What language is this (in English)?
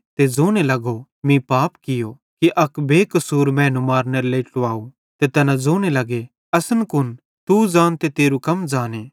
Bhadrawahi